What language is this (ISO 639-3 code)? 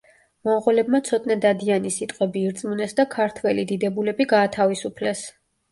kat